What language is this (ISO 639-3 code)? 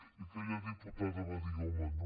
cat